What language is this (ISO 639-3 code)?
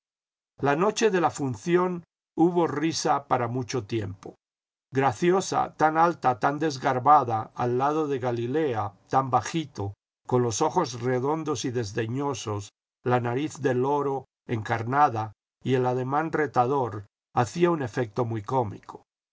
spa